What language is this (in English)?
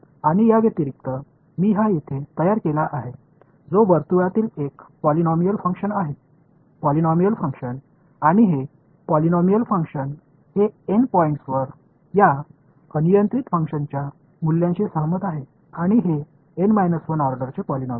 Tamil